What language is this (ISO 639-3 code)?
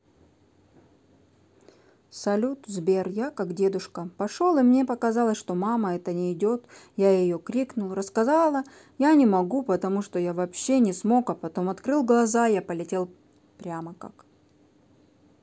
rus